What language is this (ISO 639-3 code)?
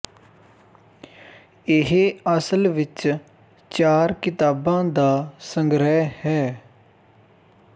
pan